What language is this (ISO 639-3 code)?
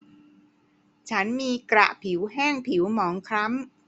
tha